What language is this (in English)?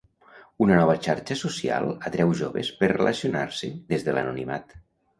Catalan